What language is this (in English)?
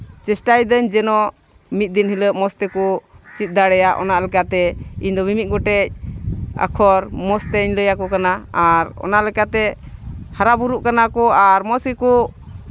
Santali